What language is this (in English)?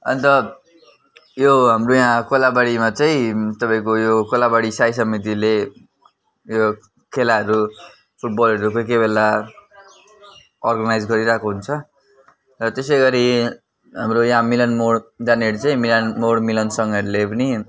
Nepali